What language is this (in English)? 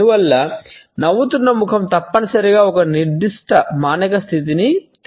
Telugu